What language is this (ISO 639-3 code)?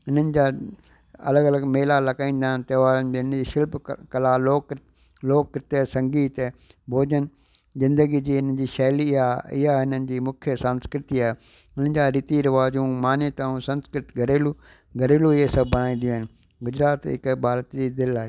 snd